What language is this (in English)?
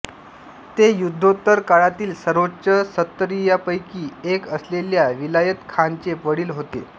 Marathi